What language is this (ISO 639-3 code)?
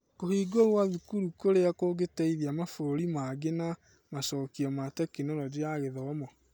kik